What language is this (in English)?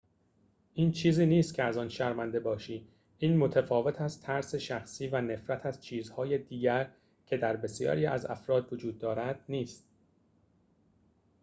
Persian